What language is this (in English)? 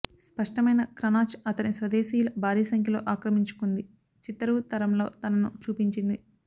Telugu